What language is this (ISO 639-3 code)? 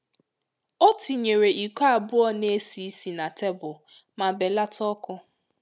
ibo